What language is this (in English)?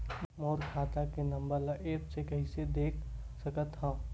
Chhattisgarhi